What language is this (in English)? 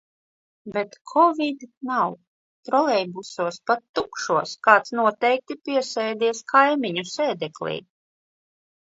Latvian